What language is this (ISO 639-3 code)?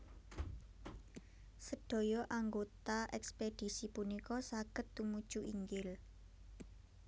jav